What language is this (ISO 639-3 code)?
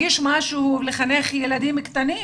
heb